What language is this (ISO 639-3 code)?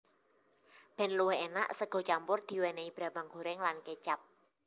jav